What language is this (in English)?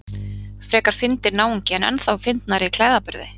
Icelandic